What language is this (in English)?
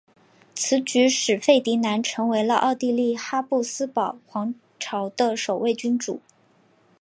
Chinese